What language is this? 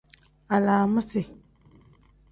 Tem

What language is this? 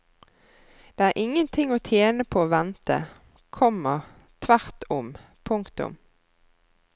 Norwegian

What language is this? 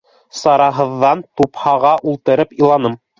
Bashkir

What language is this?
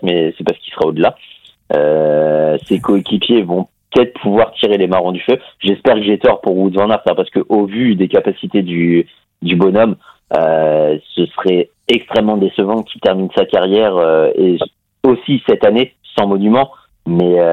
French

